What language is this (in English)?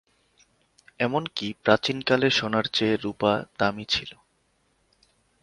Bangla